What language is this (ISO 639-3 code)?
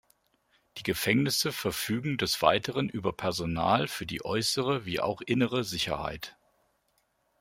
deu